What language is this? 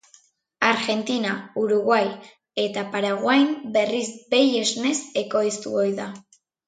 Basque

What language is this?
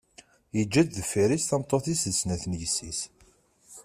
Kabyle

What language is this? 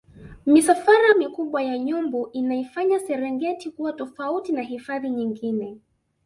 Swahili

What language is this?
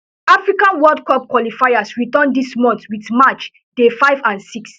Nigerian Pidgin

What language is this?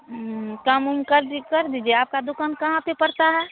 Hindi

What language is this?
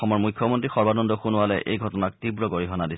Assamese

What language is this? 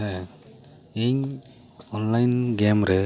Santali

